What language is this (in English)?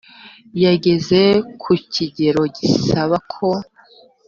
Kinyarwanda